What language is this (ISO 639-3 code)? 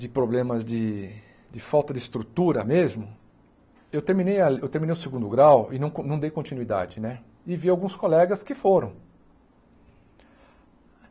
por